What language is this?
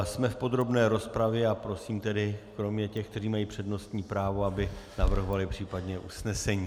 Czech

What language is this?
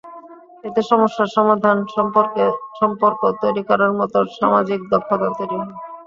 Bangla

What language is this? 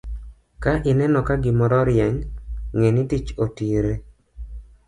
Luo (Kenya and Tanzania)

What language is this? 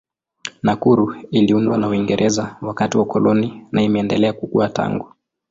Swahili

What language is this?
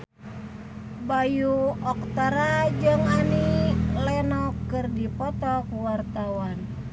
Sundanese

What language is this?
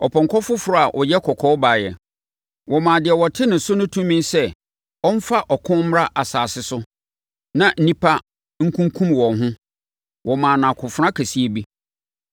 Akan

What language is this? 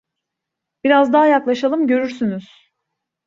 Turkish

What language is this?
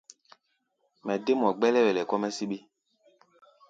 Gbaya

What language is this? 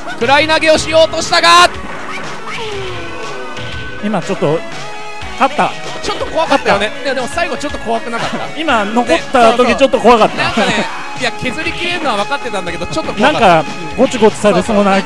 Japanese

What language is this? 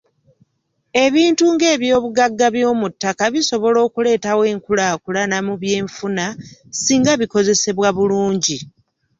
Ganda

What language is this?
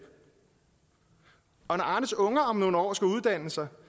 Danish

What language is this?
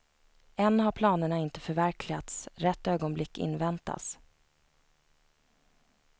Swedish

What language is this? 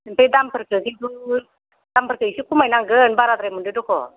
Bodo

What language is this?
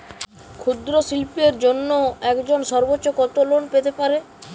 Bangla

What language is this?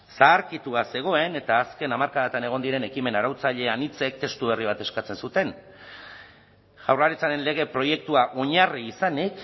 Basque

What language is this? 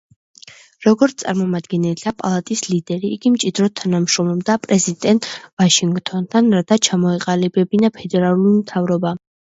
Georgian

